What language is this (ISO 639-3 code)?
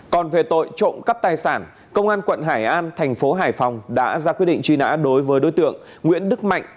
vie